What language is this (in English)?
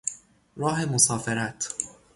Persian